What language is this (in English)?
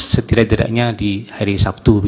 Indonesian